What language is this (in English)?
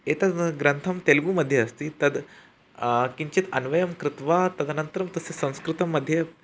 Sanskrit